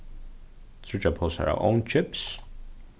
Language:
Faroese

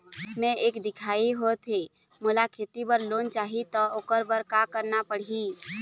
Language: Chhattisgarhi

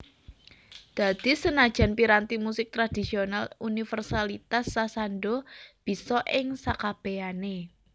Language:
Javanese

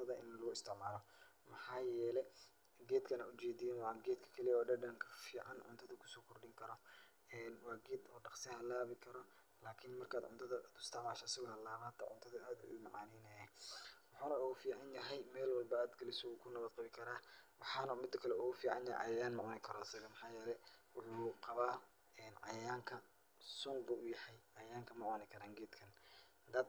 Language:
Somali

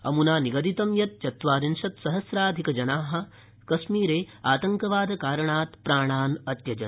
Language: Sanskrit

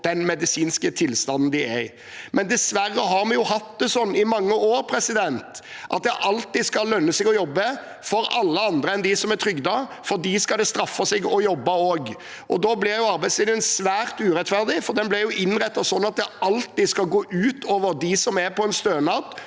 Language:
Norwegian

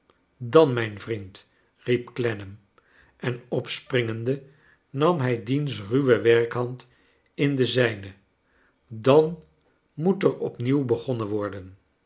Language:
Dutch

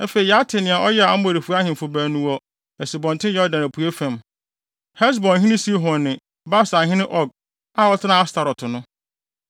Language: Akan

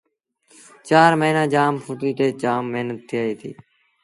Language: Sindhi Bhil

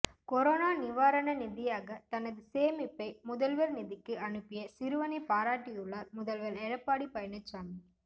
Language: Tamil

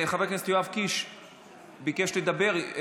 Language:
Hebrew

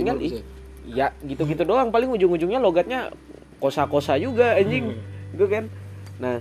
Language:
Indonesian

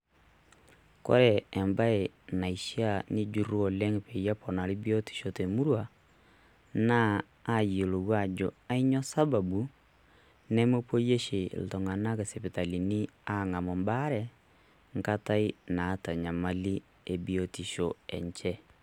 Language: Masai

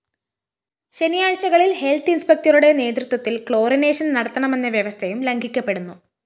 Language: Malayalam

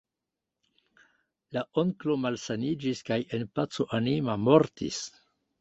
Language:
Esperanto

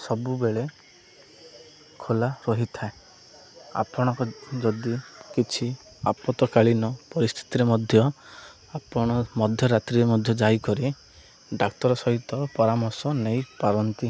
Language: Odia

